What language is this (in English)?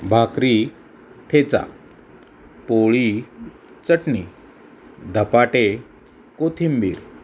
Marathi